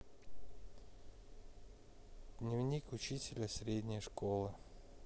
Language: Russian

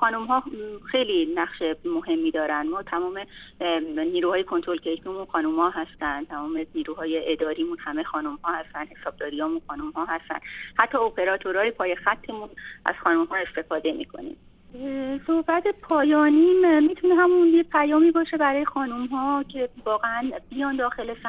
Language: Persian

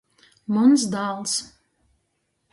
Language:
Latgalian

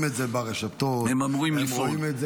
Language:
Hebrew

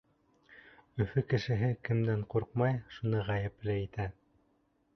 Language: Bashkir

